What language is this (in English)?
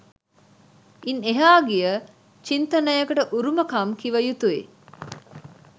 Sinhala